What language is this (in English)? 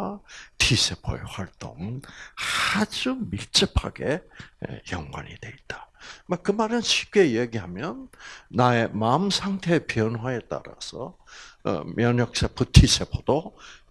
Korean